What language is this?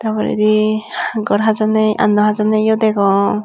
Chakma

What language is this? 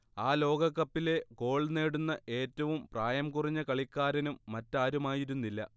Malayalam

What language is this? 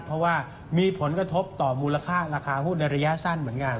Thai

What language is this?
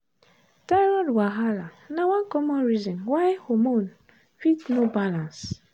Nigerian Pidgin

